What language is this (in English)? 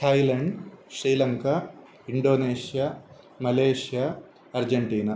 Sanskrit